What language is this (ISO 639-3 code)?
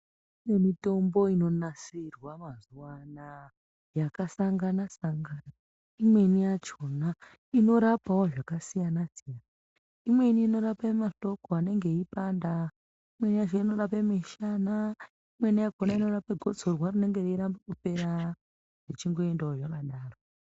ndc